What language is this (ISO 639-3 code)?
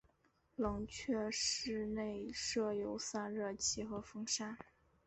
zho